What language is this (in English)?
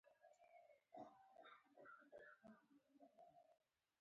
Pashto